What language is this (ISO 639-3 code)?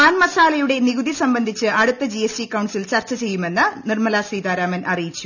mal